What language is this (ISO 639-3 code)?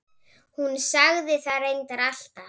isl